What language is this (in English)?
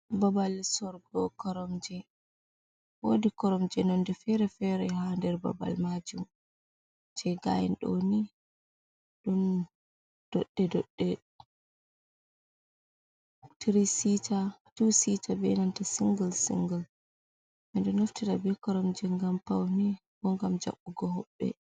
Fula